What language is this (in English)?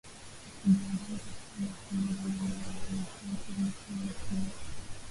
Swahili